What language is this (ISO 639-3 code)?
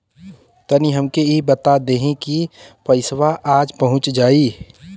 bho